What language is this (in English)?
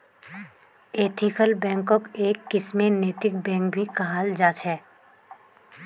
Magahi